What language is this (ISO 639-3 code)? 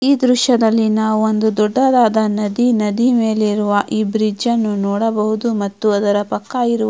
kan